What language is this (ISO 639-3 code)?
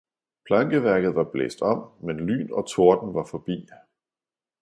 dan